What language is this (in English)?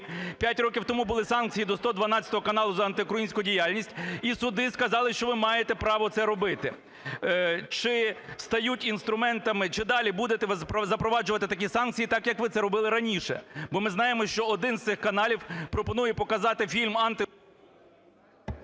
Ukrainian